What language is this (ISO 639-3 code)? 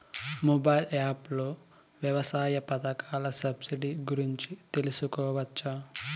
tel